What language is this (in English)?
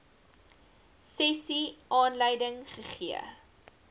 Afrikaans